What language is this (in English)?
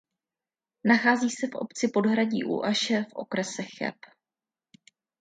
Czech